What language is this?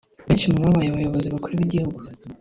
Kinyarwanda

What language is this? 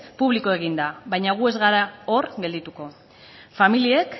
Basque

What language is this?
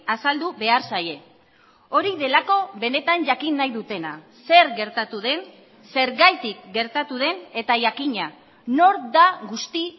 Basque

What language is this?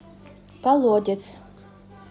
Russian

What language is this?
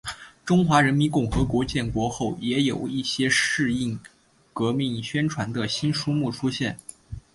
Chinese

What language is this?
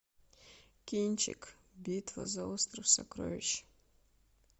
Russian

